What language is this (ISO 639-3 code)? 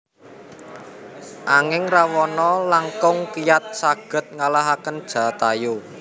jav